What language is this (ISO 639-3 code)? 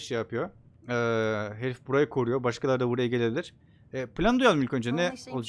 tur